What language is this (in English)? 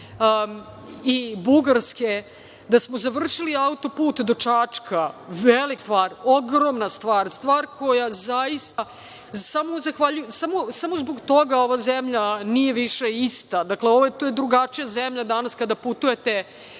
Serbian